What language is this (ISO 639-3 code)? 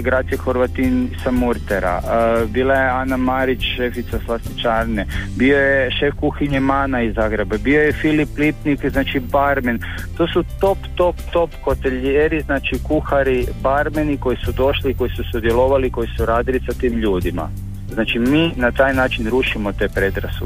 hrv